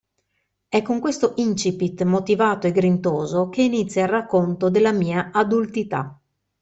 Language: Italian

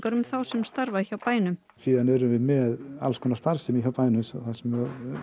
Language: Icelandic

